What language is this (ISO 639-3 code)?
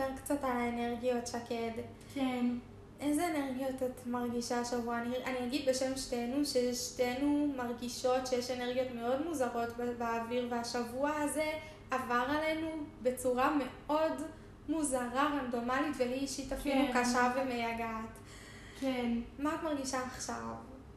heb